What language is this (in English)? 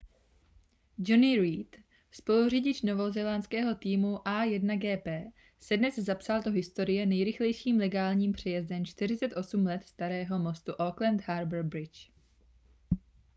Czech